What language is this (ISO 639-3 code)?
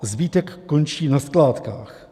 ces